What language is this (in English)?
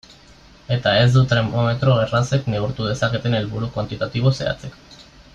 Basque